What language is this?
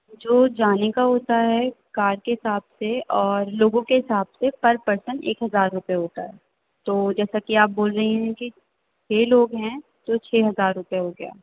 Urdu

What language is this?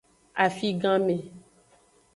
Aja (Benin)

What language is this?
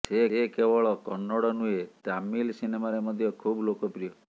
Odia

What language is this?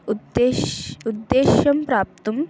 Sanskrit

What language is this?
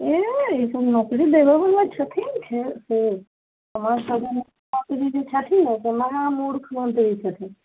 Maithili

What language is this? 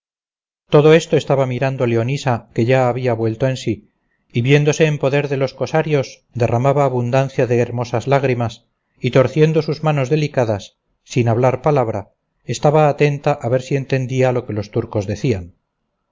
Spanish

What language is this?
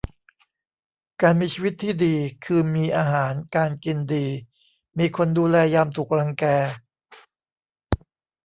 Thai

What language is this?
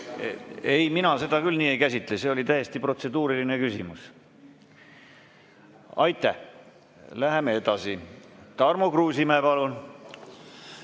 Estonian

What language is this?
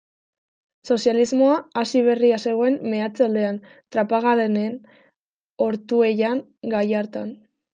Basque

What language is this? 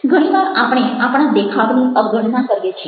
Gujarati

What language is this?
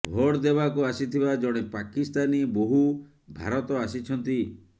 Odia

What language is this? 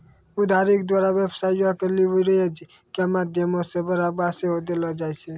Maithili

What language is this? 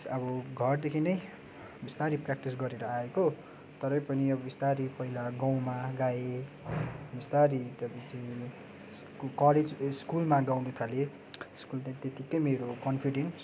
Nepali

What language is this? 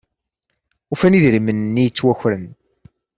Kabyle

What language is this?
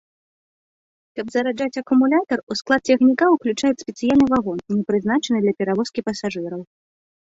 Belarusian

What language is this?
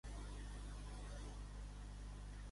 Catalan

